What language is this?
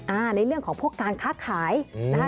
Thai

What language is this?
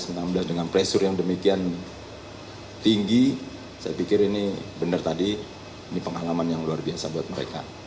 Indonesian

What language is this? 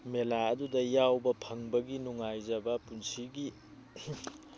Manipuri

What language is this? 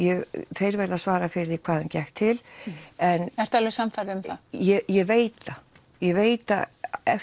Icelandic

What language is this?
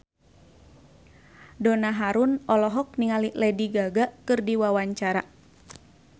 Sundanese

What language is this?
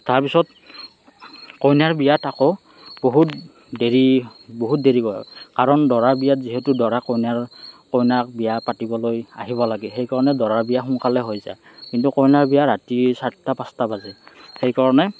Assamese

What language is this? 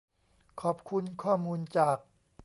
Thai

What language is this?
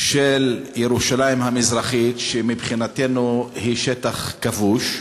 Hebrew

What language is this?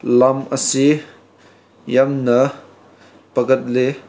Manipuri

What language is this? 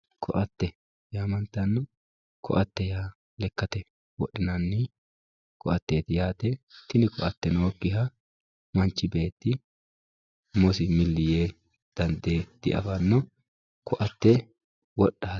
Sidamo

